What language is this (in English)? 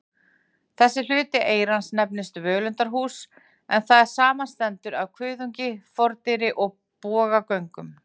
Icelandic